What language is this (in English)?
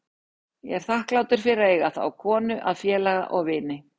Icelandic